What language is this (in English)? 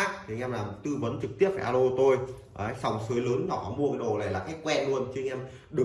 Vietnamese